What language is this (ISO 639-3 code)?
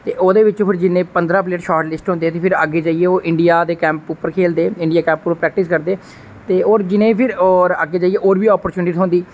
doi